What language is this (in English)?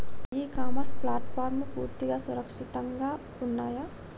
Telugu